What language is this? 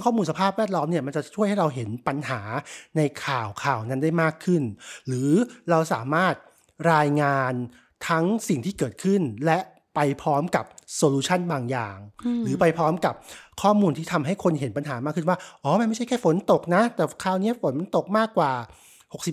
Thai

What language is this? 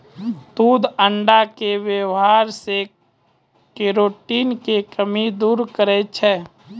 Maithili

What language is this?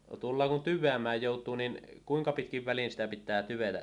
Finnish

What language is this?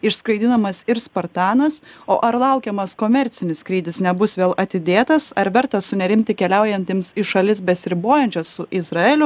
Lithuanian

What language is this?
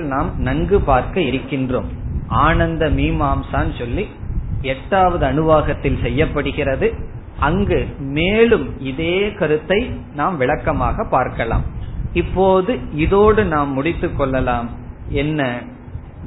Tamil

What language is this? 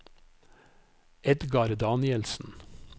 Norwegian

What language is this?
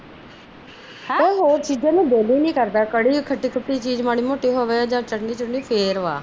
Punjabi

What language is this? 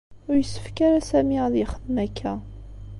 Kabyle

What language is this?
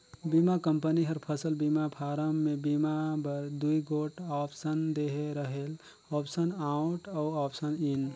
Chhattisgarhi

